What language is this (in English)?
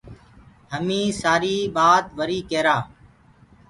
Gurgula